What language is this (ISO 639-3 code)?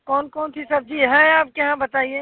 hin